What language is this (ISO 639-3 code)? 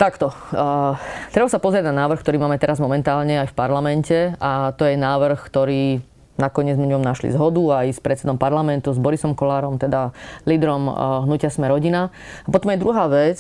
slk